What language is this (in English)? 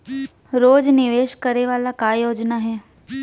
Chhattisgarhi